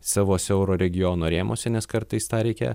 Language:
Lithuanian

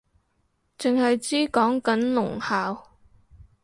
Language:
Cantonese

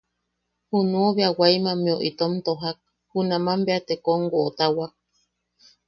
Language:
Yaqui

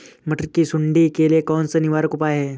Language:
Hindi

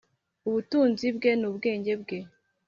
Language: Kinyarwanda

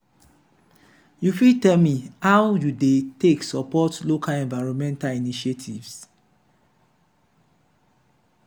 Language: Nigerian Pidgin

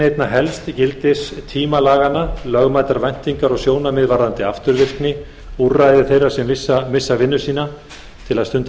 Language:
Icelandic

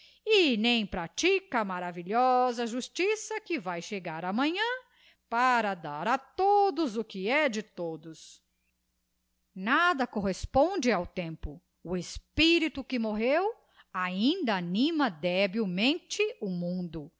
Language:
Portuguese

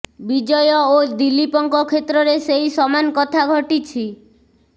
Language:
Odia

